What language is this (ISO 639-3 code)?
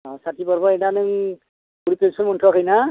brx